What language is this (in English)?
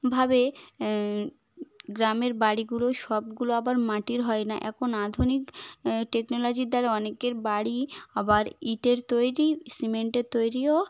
Bangla